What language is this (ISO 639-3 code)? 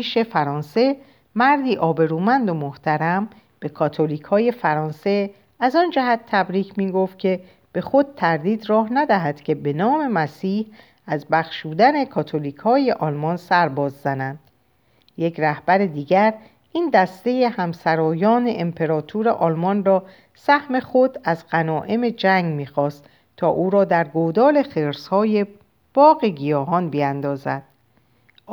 fas